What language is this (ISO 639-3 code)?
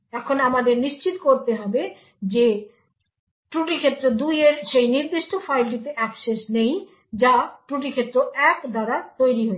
ben